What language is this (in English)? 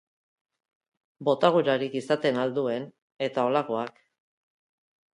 Basque